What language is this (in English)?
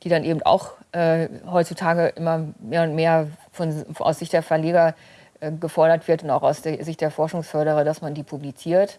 German